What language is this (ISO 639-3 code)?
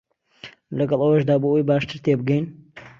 ckb